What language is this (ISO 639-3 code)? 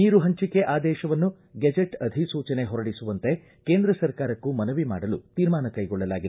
kan